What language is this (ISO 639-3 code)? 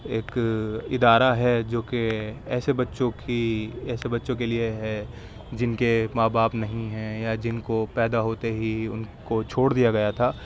urd